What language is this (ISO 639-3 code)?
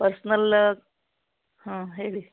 kan